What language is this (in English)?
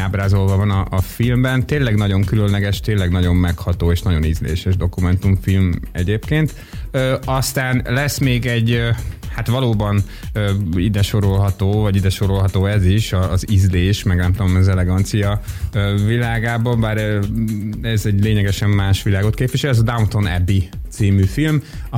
Hungarian